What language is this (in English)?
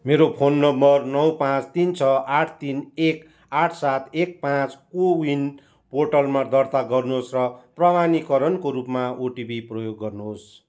Nepali